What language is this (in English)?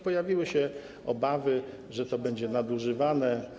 Polish